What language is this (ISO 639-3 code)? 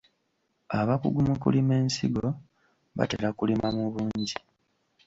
lug